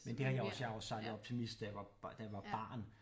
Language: Danish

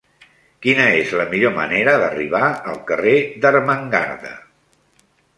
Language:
Catalan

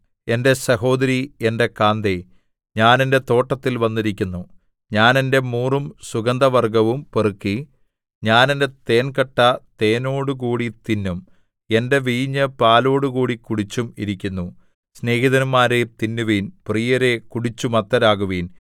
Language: Malayalam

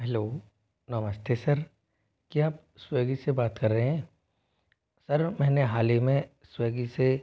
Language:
Hindi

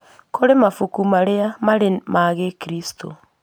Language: Kikuyu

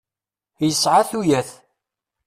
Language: Kabyle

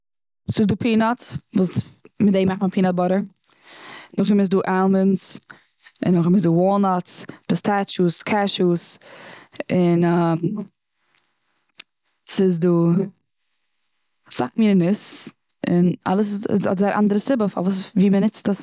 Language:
Yiddish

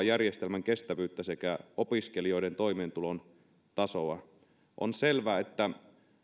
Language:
Finnish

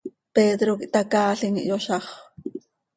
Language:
Seri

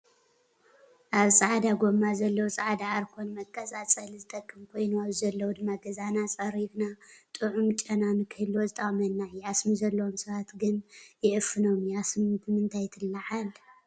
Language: Tigrinya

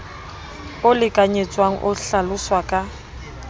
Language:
Southern Sotho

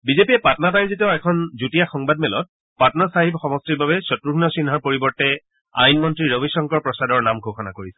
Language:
Assamese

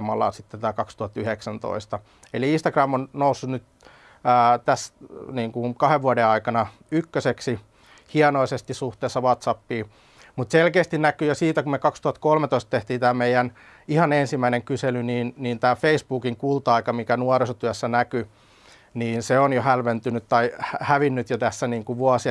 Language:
Finnish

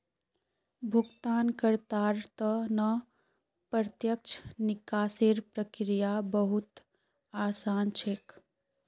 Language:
Magahi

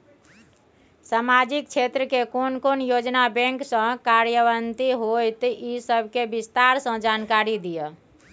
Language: Maithili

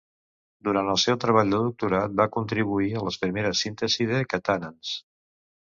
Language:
Catalan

